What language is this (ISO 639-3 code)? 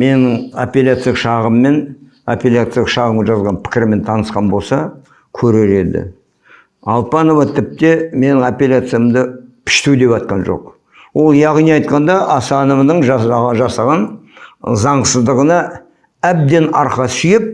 kaz